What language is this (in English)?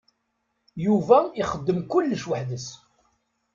Kabyle